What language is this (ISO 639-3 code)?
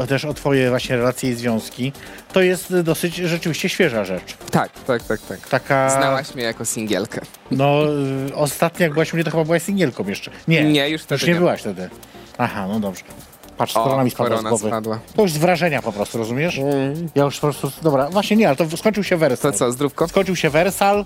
pol